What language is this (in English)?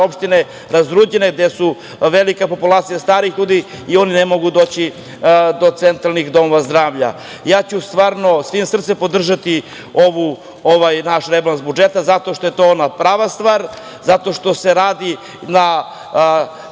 Serbian